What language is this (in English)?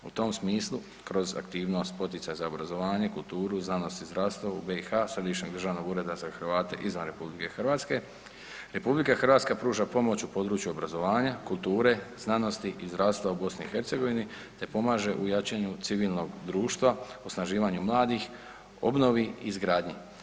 Croatian